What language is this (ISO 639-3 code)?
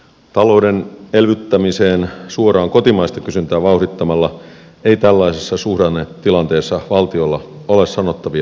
fin